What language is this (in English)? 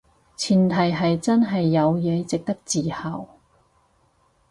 Cantonese